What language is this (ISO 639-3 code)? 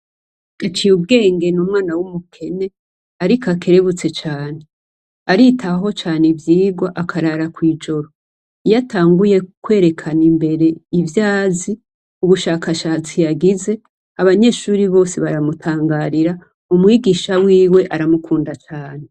run